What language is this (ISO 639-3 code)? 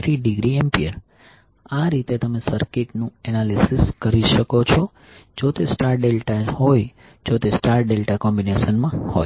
guj